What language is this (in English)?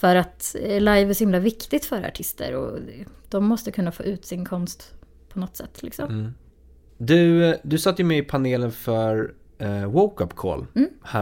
Swedish